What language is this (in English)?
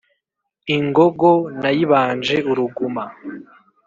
Kinyarwanda